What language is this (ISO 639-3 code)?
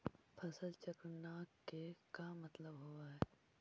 mag